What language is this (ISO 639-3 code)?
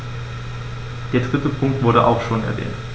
deu